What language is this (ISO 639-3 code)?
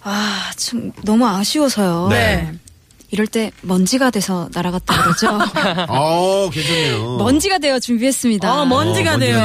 kor